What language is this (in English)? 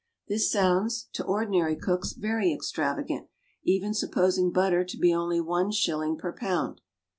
English